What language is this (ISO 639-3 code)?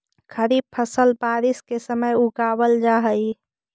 mag